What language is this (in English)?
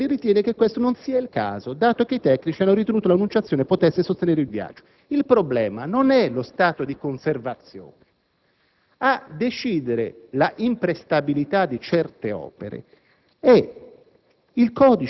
Italian